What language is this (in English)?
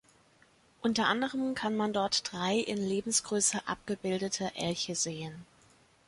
German